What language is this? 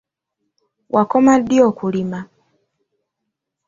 Ganda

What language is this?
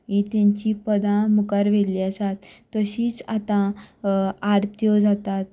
Konkani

